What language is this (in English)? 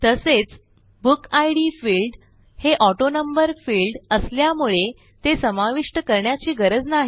Marathi